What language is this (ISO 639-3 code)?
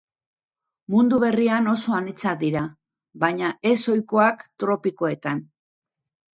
eus